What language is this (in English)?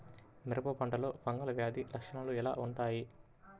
Telugu